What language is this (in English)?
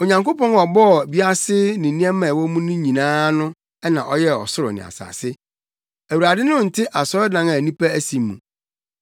Akan